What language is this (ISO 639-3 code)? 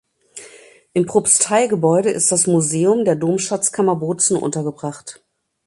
deu